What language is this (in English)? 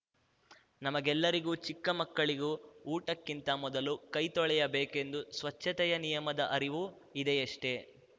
Kannada